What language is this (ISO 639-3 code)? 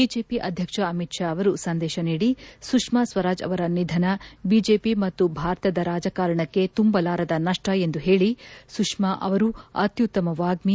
kan